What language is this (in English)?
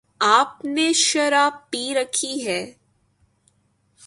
Urdu